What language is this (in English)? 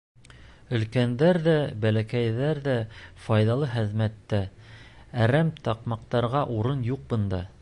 Bashkir